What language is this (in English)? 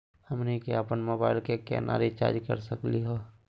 Magahi